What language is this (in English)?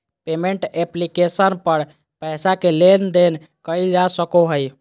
Magahi